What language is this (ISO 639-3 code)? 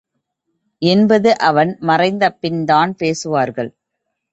tam